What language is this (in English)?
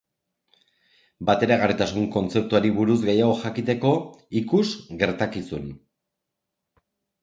Basque